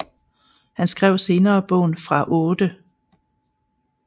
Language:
Danish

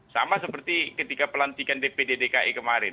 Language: Indonesian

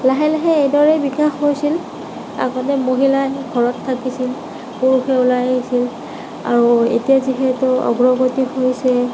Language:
Assamese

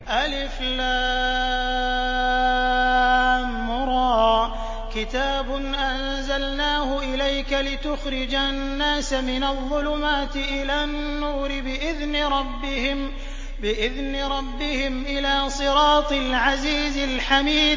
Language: Arabic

